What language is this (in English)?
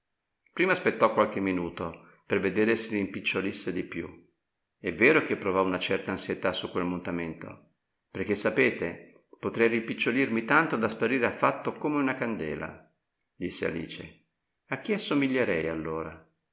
Italian